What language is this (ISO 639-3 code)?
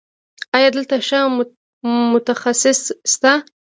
pus